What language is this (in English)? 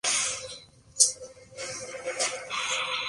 Spanish